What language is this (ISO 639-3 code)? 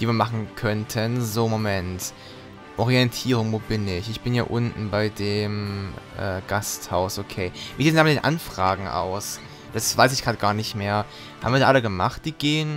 deu